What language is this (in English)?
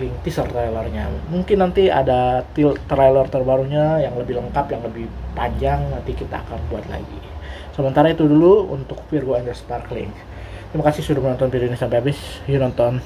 Indonesian